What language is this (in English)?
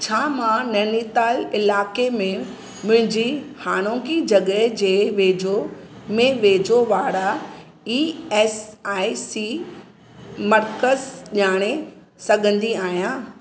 Sindhi